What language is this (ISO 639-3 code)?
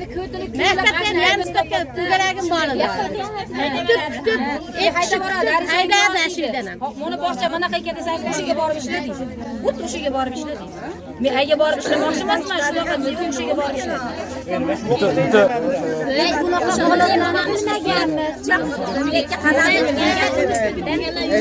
tur